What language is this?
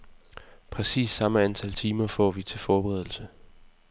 Danish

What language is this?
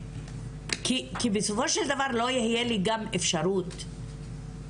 Hebrew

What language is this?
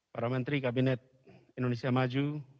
Indonesian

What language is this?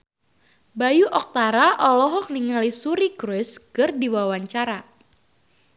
Sundanese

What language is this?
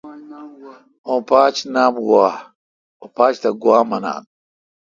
Kalkoti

